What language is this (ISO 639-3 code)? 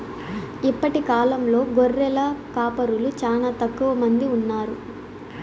tel